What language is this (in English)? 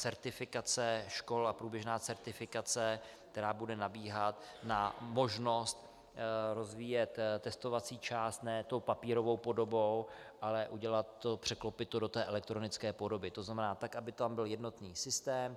Czech